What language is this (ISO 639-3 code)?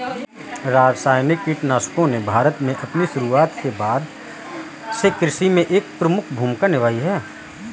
hin